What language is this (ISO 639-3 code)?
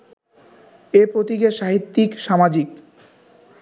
ben